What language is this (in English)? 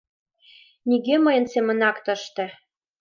Mari